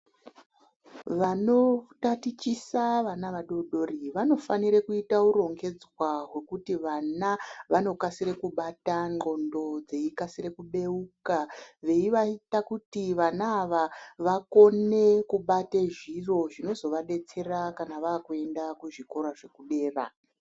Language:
Ndau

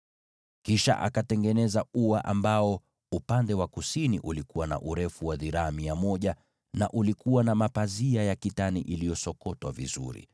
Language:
Swahili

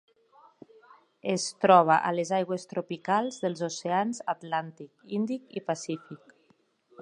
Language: Catalan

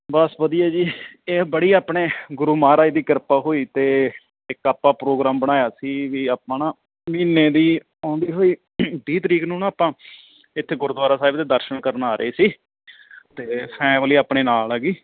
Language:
Punjabi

